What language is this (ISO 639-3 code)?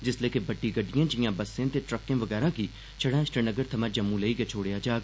doi